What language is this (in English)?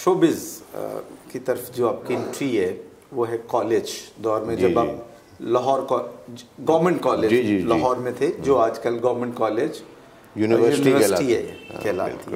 Hindi